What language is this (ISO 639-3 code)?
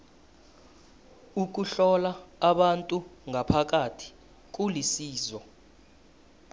nbl